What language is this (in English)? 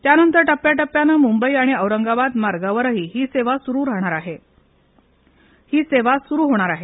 Marathi